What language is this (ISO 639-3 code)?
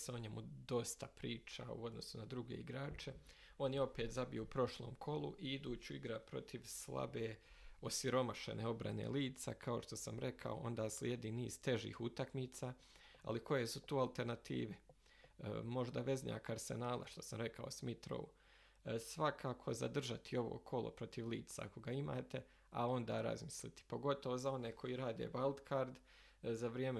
hrv